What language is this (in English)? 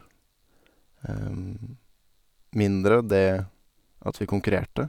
Norwegian